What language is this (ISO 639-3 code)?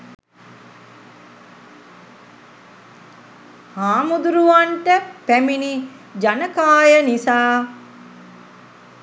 sin